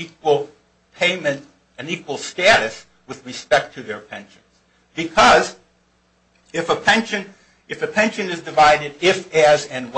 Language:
English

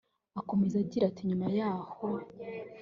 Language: Kinyarwanda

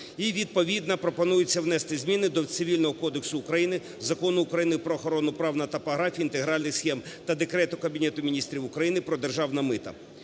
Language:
Ukrainian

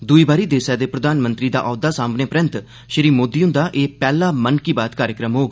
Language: Dogri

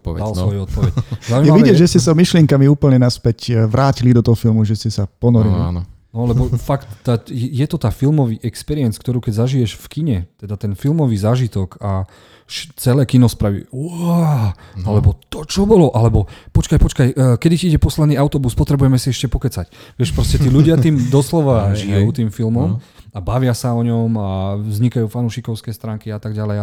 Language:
Slovak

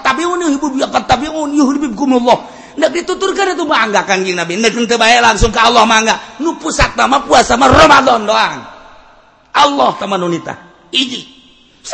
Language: Indonesian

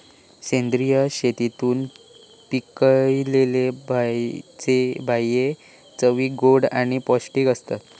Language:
Marathi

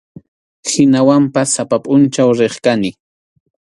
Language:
Arequipa-La Unión Quechua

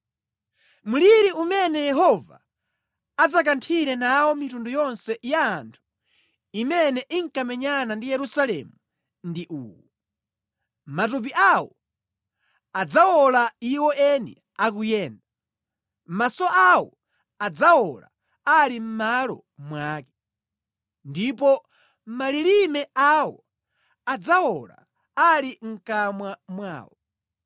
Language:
Nyanja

